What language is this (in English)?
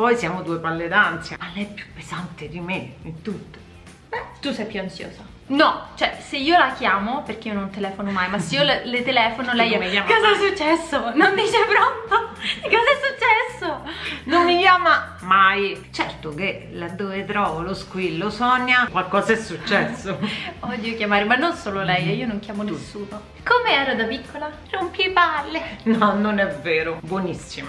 Italian